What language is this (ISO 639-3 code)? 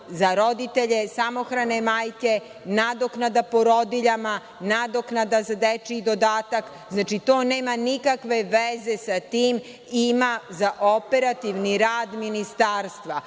srp